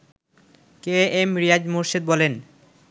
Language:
Bangla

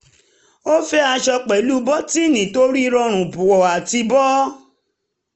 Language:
Yoruba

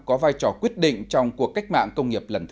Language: Vietnamese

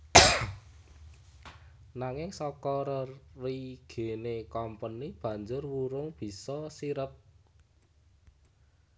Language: Javanese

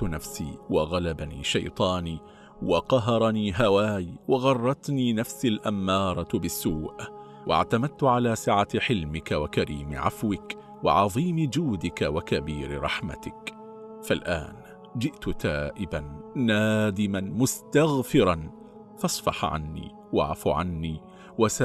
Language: Arabic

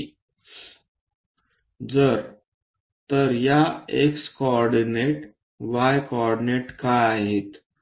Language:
Marathi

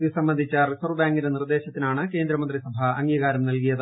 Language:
Malayalam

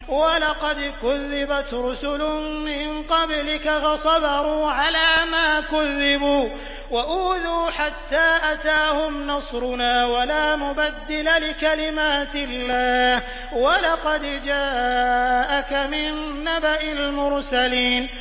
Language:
Arabic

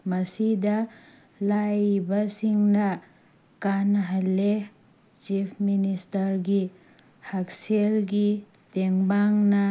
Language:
Manipuri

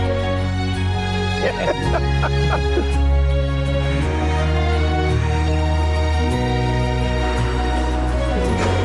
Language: Welsh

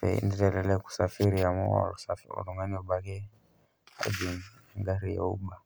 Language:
Masai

